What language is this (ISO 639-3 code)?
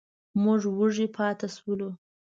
pus